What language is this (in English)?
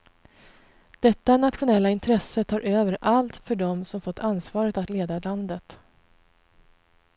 Swedish